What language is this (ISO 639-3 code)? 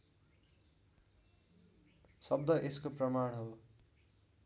nep